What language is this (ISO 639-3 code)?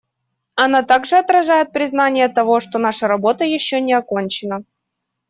rus